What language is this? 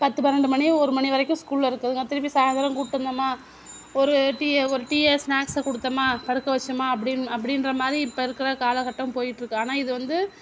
Tamil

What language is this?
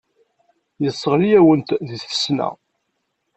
Kabyle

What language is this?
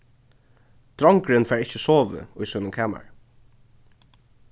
Faroese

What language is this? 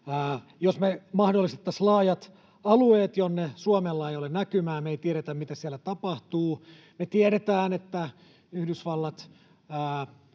Finnish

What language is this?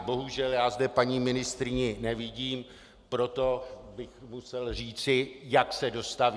Czech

